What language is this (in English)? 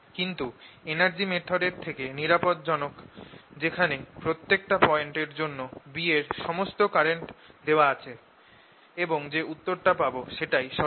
Bangla